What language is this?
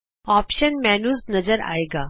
Punjabi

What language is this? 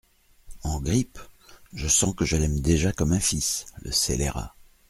French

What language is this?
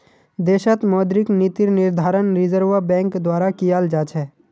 Magahi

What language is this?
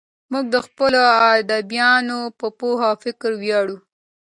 Pashto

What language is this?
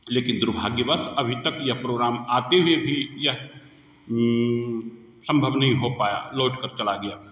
Hindi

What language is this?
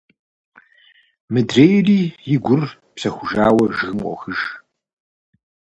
Kabardian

